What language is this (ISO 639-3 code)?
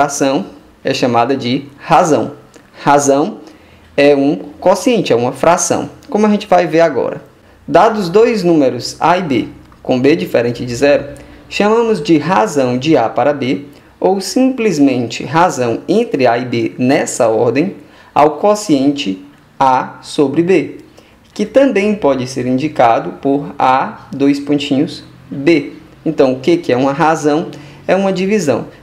por